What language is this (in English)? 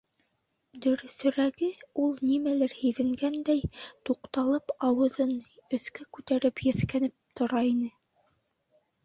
Bashkir